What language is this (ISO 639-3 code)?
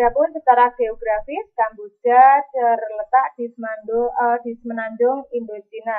ind